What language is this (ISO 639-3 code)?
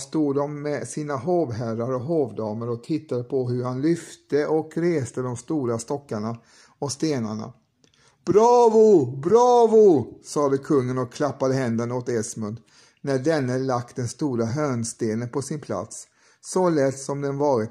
swe